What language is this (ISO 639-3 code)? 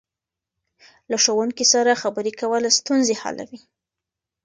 pus